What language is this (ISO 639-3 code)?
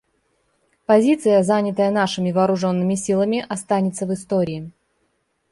rus